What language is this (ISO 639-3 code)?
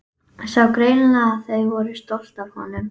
isl